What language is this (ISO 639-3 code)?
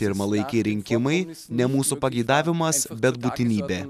lit